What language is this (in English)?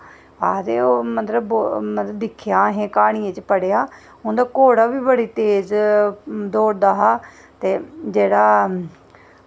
Dogri